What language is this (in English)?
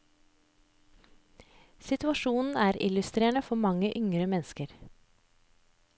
Norwegian